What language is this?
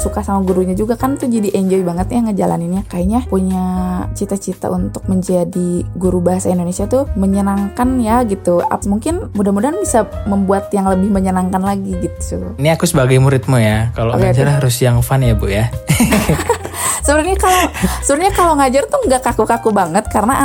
Indonesian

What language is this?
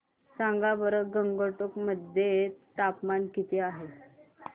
Marathi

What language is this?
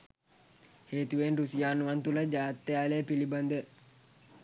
Sinhala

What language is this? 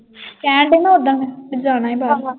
Punjabi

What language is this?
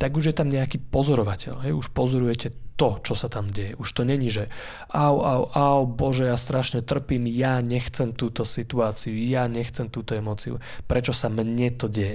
Slovak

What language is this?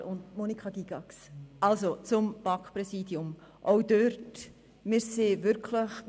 Swiss German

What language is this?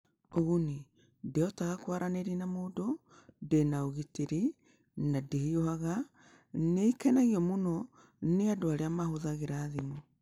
Kikuyu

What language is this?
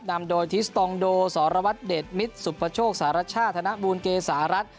Thai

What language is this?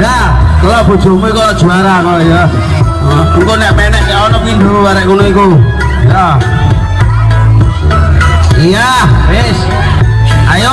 Indonesian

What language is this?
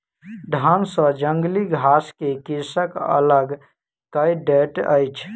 Maithili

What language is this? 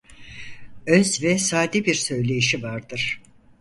Turkish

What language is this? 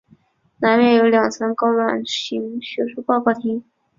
Chinese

